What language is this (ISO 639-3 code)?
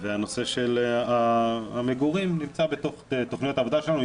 heb